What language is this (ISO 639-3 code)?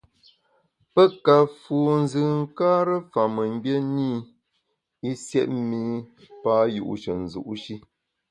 bax